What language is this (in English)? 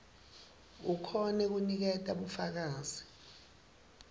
Swati